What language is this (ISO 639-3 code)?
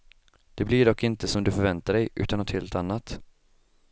swe